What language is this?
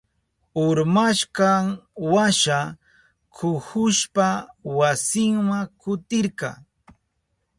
Southern Pastaza Quechua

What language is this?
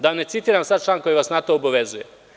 Serbian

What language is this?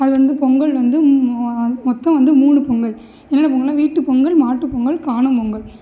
Tamil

